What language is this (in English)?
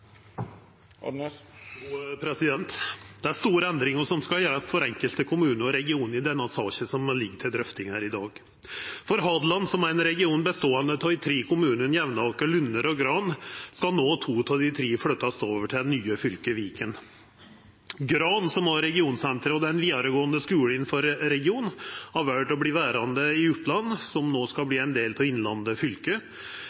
Norwegian